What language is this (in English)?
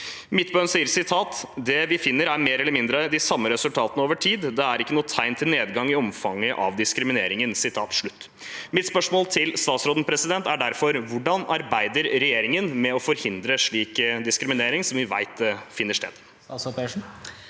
Norwegian